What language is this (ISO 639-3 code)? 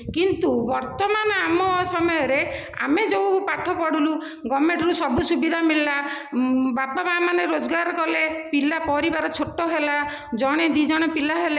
ori